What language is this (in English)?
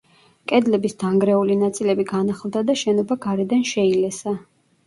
Georgian